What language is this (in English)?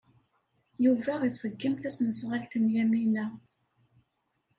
Kabyle